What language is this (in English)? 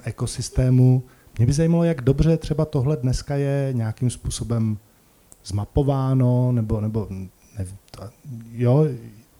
Czech